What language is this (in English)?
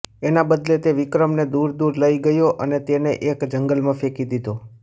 Gujarati